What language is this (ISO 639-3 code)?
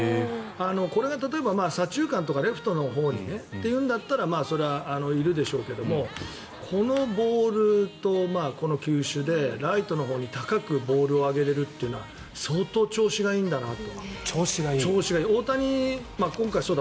jpn